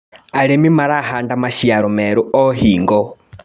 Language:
Kikuyu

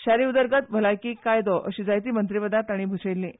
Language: Konkani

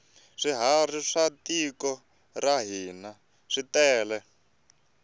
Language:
Tsonga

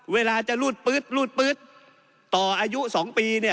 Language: Thai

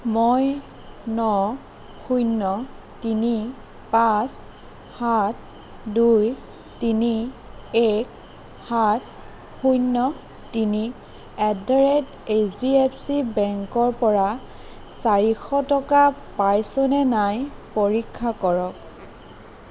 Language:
Assamese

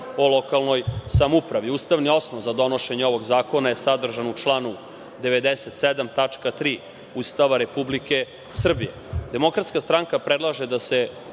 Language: Serbian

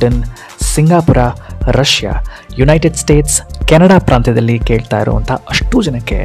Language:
Kannada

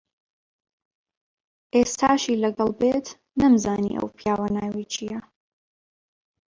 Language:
Central Kurdish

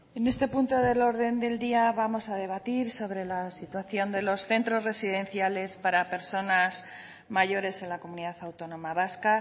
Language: Spanish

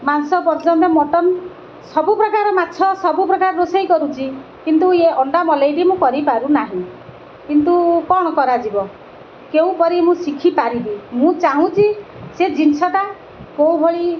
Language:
Odia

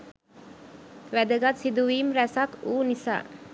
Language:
Sinhala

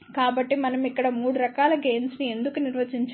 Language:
Telugu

